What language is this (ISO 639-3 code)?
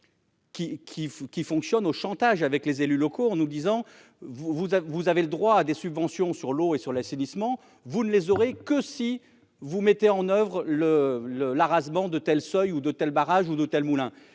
fra